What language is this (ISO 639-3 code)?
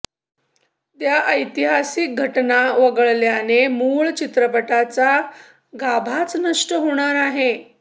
mar